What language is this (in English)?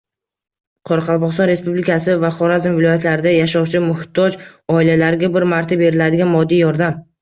Uzbek